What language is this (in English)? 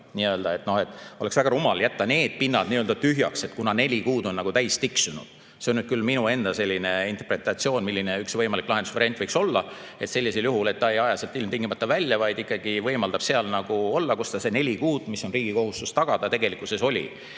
Estonian